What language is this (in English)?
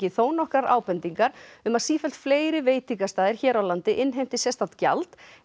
Icelandic